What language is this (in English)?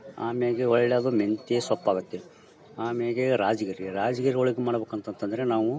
Kannada